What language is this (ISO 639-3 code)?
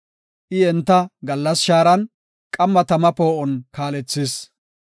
gof